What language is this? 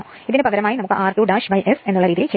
Malayalam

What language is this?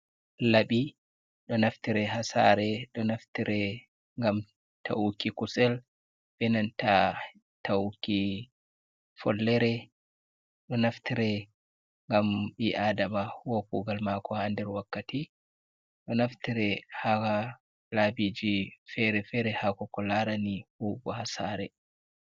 Fula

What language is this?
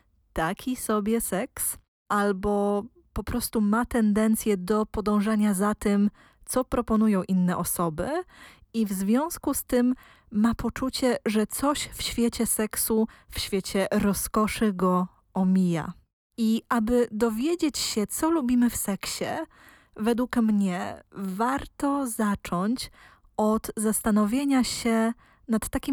Polish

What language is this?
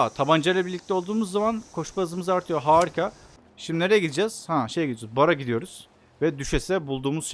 Turkish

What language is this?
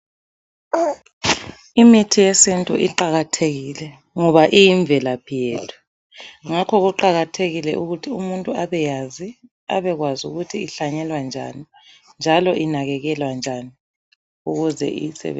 North Ndebele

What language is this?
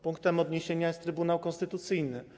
Polish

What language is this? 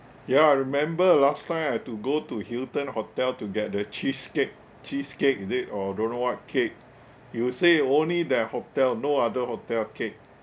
English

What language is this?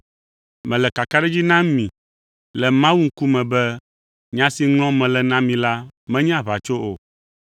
Ewe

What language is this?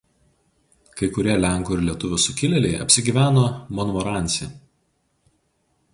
Lithuanian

